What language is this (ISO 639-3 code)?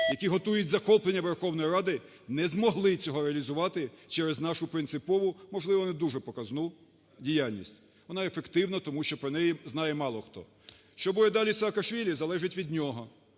ukr